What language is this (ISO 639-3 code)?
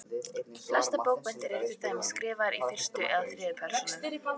isl